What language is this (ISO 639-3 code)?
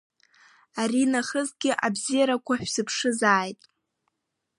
abk